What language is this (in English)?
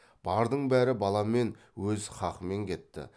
Kazakh